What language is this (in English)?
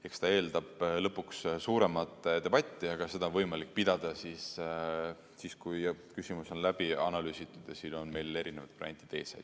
Estonian